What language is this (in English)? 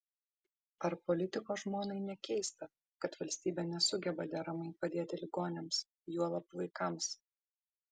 Lithuanian